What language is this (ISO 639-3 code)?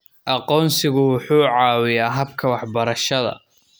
som